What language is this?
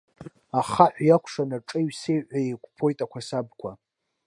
Abkhazian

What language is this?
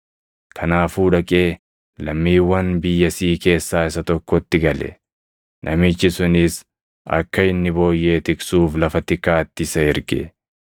Oromo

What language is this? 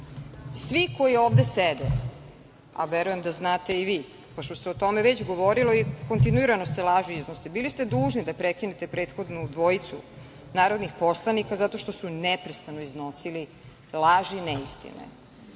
Serbian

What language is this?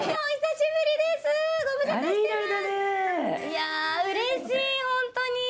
Japanese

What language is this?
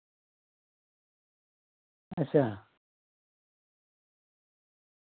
Dogri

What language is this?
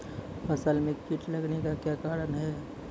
Maithili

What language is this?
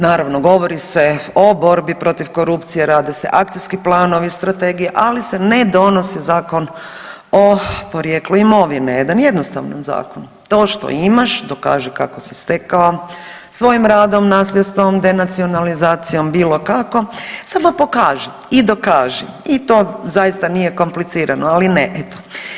Croatian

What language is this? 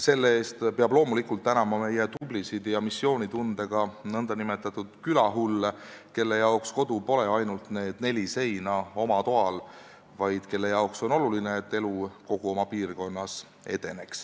Estonian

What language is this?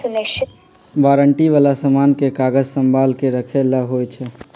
Magahi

